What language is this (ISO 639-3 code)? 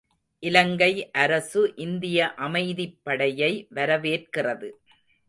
tam